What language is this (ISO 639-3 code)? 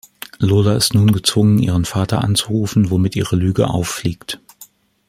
deu